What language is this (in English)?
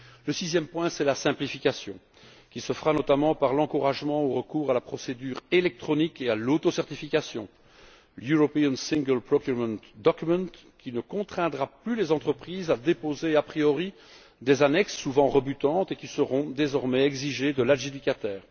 French